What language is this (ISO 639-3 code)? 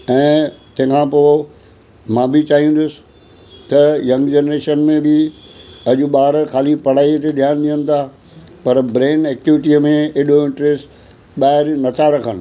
snd